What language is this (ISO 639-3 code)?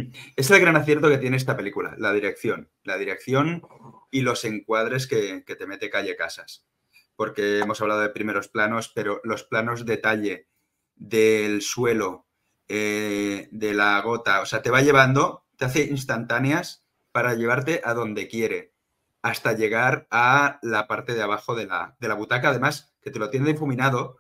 spa